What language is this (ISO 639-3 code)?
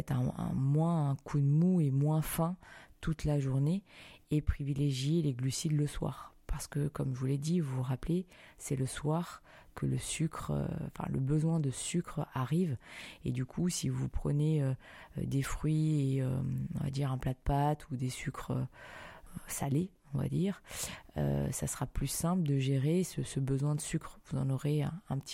fra